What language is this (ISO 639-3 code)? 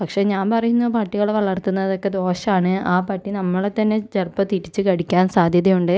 mal